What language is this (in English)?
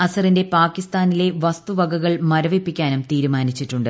Malayalam